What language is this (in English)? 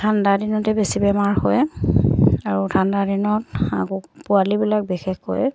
Assamese